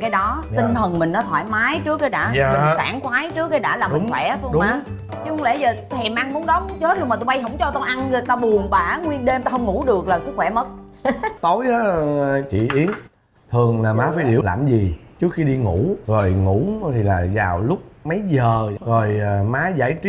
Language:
Vietnamese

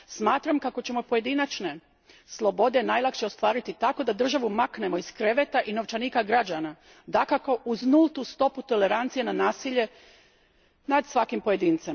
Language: Croatian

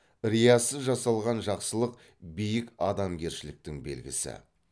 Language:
Kazakh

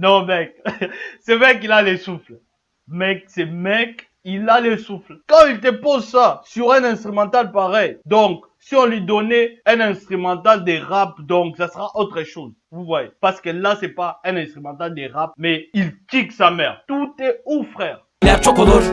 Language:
French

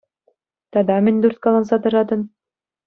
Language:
Chuvash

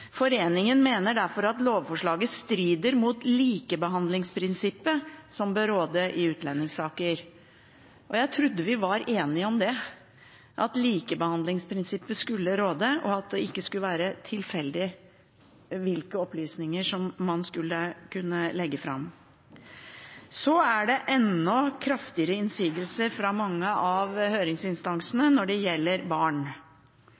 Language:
Norwegian Bokmål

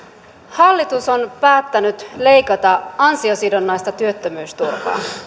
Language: Finnish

